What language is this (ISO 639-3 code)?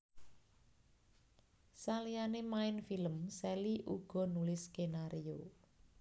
jav